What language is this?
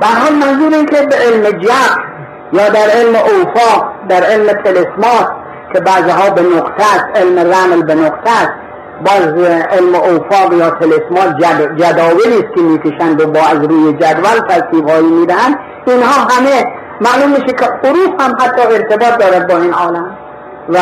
Persian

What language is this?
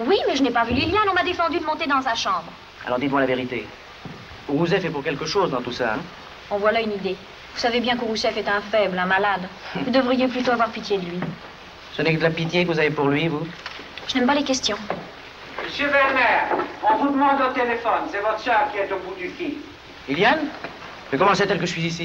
French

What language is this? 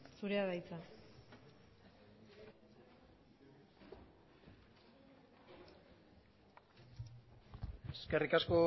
Basque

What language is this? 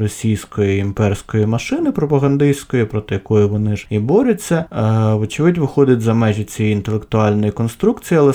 Ukrainian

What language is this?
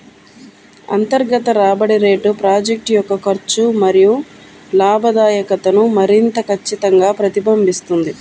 Telugu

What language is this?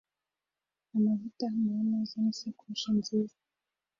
Kinyarwanda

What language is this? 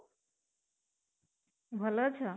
Odia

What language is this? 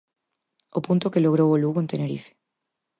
Galician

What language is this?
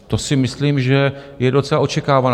Czech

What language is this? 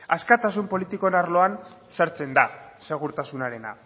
Basque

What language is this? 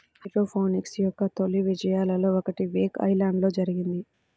Telugu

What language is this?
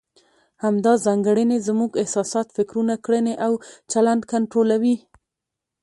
Pashto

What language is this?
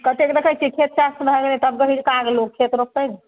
Maithili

